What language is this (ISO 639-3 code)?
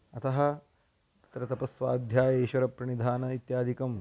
san